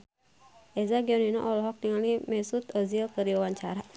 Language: Sundanese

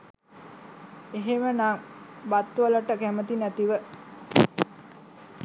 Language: Sinhala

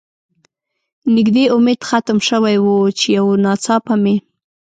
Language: Pashto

